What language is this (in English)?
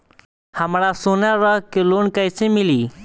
Bhojpuri